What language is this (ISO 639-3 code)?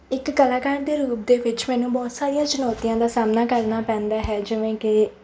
pan